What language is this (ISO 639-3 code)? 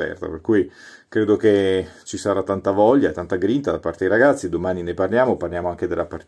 ita